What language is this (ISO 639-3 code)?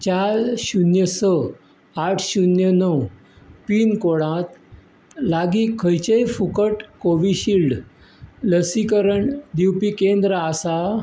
kok